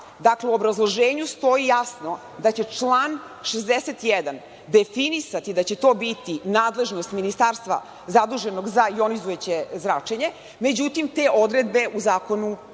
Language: Serbian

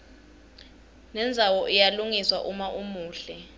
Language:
Swati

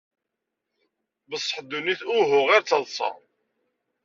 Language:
Kabyle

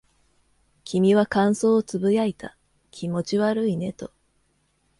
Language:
Japanese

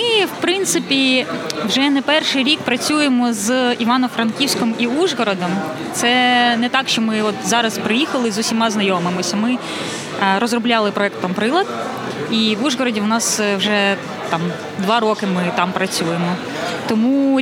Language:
Ukrainian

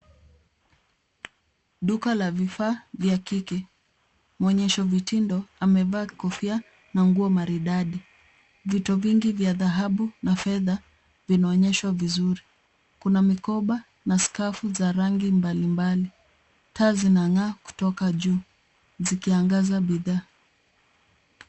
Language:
Swahili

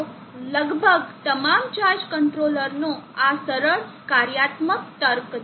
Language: Gujarati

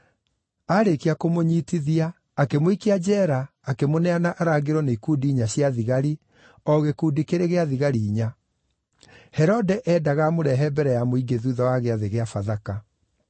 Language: Kikuyu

